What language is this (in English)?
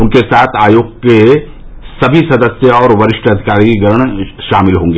Hindi